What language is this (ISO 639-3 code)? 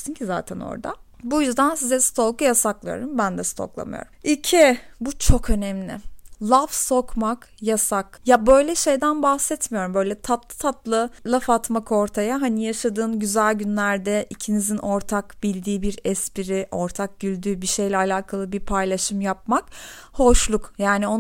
tur